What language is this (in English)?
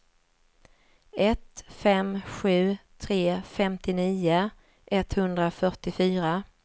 Swedish